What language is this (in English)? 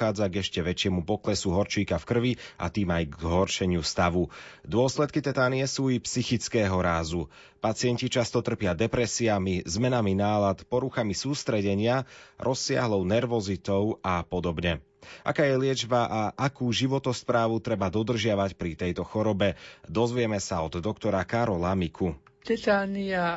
Slovak